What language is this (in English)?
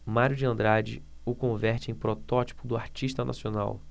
Portuguese